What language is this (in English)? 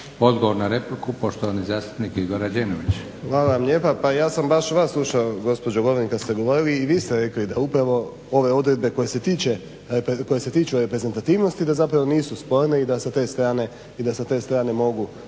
Croatian